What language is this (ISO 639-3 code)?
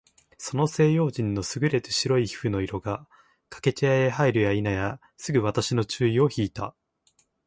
jpn